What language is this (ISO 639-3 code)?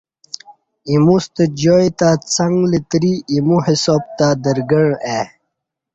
bsh